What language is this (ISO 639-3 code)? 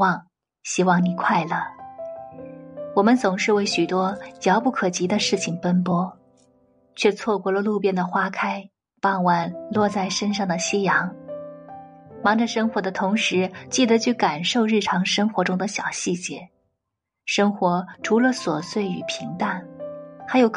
zho